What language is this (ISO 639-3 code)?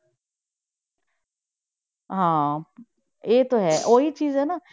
pan